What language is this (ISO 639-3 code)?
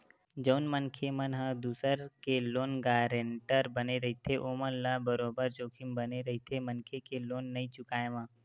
hne